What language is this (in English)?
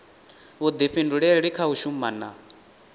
Venda